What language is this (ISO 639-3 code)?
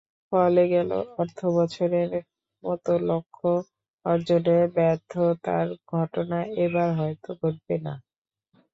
ben